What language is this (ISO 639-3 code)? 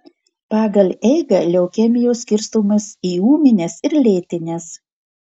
lit